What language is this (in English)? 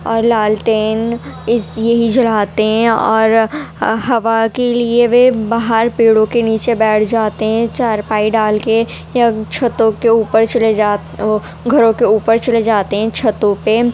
Urdu